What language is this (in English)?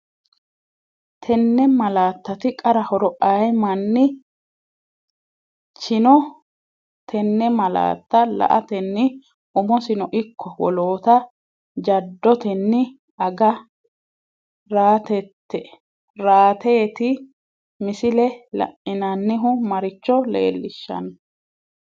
Sidamo